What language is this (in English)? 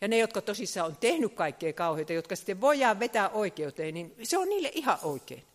Finnish